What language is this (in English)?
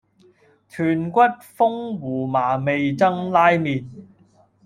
Cantonese